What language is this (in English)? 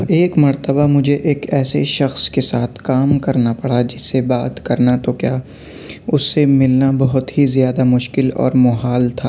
Urdu